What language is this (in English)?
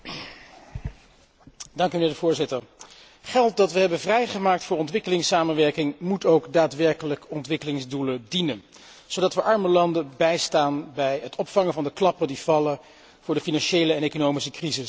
Dutch